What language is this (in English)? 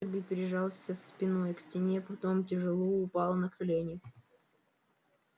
Russian